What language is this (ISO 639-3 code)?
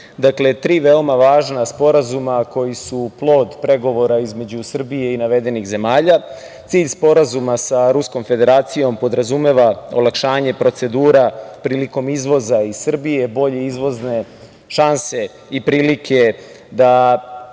srp